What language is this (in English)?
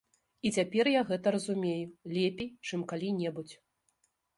Belarusian